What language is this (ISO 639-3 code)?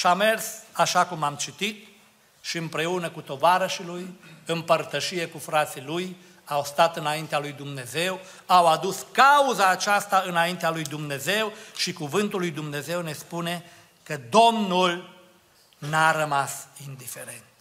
ron